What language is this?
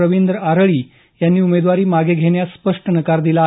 Marathi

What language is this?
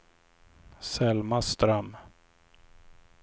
Swedish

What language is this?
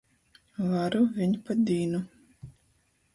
Latgalian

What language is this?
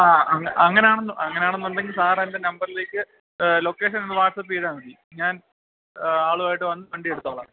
Malayalam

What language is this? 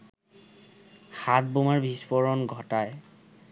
Bangla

